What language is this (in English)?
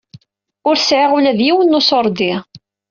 Kabyle